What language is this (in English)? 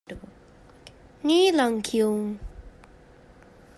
Divehi